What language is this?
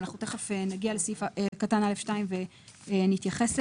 Hebrew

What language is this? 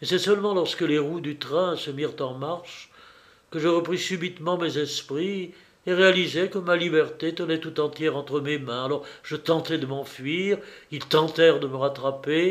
French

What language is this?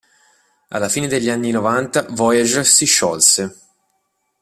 Italian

